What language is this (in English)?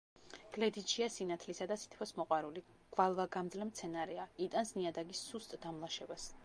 Georgian